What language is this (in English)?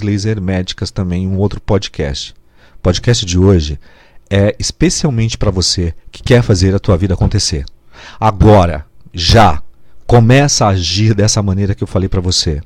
Portuguese